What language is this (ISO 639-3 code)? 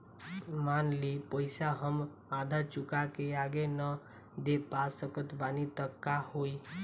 bho